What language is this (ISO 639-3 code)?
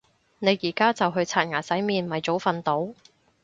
yue